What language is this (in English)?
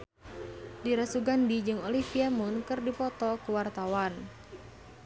Sundanese